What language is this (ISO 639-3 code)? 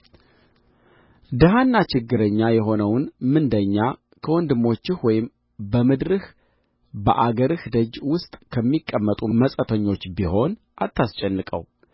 amh